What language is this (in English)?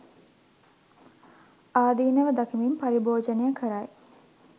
Sinhala